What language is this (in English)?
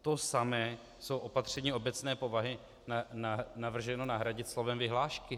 Czech